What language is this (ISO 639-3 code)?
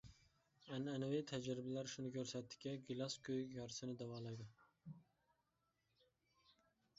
uig